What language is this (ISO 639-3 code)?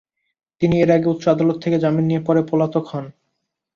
ben